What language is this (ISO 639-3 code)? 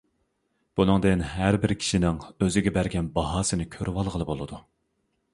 uig